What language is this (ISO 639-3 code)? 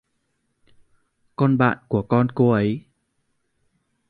vie